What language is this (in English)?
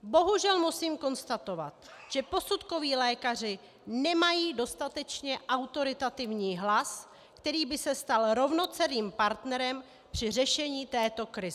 Czech